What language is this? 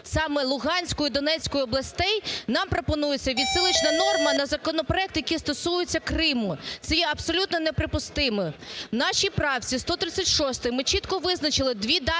Ukrainian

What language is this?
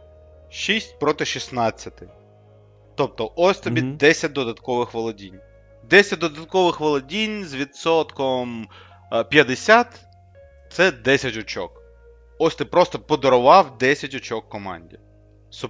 Ukrainian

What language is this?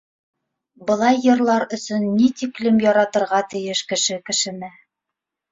Bashkir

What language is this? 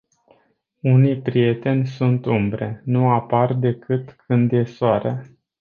Romanian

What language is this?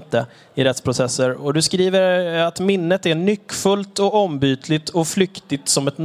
Swedish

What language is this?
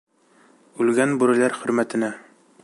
Bashkir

